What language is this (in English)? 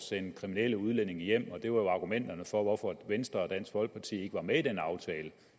Danish